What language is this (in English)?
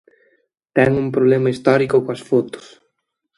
Galician